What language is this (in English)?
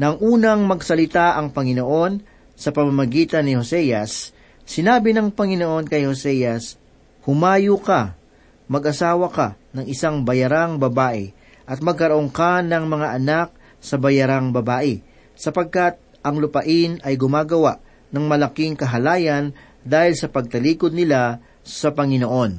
Filipino